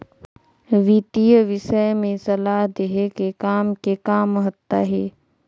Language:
Chhattisgarhi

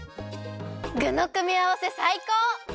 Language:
Japanese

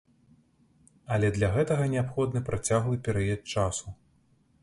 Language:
Belarusian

